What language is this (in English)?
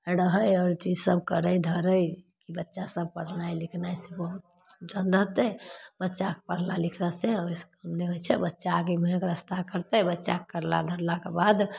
Maithili